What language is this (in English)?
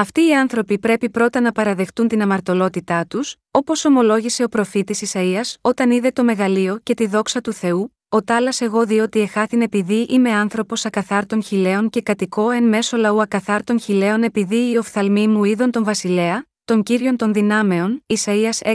Greek